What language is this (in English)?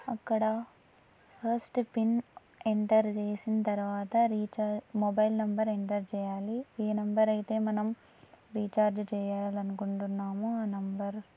Telugu